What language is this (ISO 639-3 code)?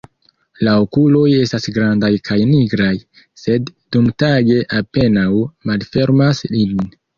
epo